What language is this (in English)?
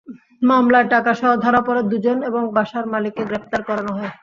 Bangla